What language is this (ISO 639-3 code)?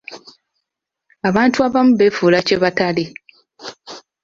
lug